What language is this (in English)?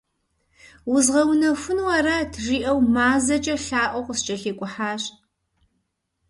Kabardian